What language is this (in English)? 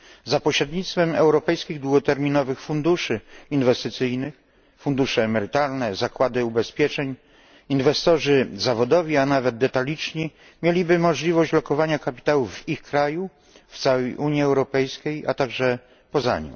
Polish